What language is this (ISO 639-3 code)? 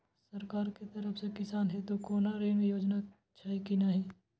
mai